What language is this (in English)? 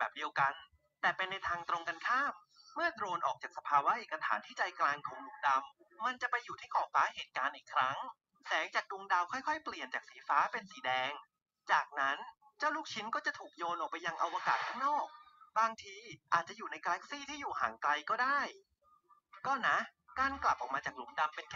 Thai